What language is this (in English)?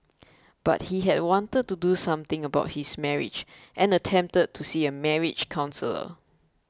English